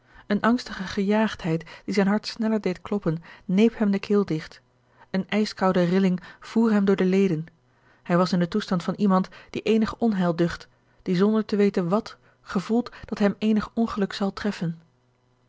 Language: Dutch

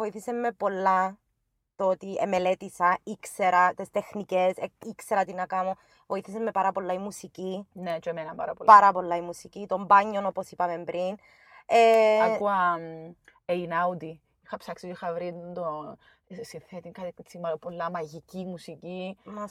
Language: Greek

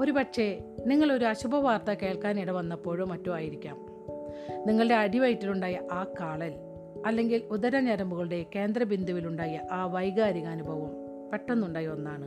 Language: Malayalam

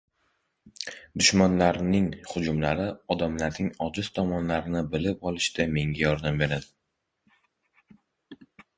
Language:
Uzbek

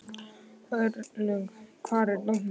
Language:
Icelandic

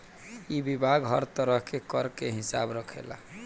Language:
Bhojpuri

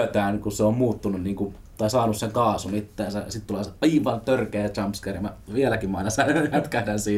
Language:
Finnish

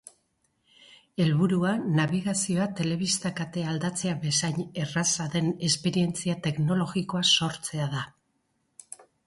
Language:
Basque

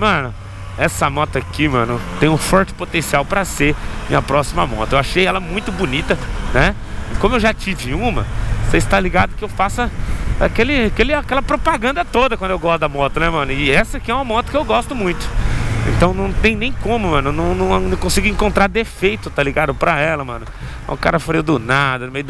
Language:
Portuguese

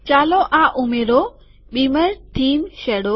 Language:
Gujarati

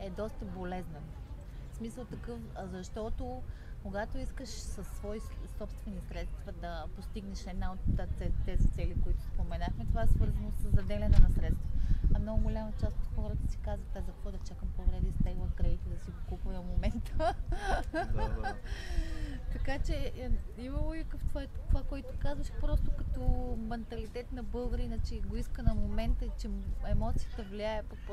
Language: Bulgarian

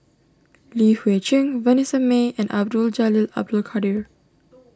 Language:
English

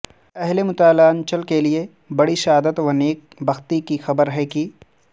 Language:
Urdu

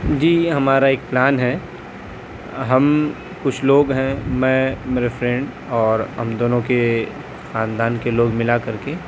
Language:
Urdu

